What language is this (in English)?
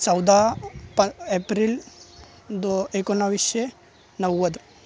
Marathi